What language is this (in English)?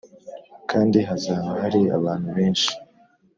Kinyarwanda